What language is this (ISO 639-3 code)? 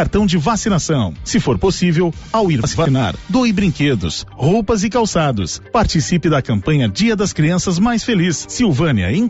por